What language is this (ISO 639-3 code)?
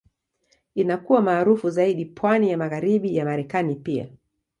swa